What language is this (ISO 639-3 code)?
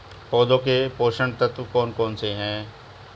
hin